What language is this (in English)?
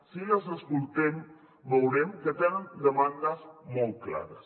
Catalan